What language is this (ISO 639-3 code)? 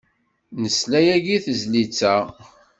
kab